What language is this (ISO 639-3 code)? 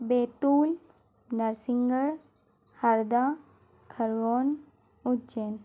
hin